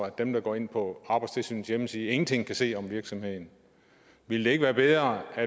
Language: Danish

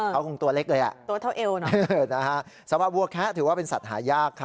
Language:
Thai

